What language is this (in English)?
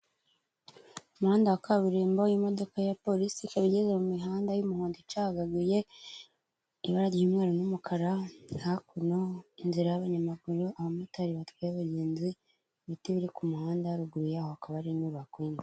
Kinyarwanda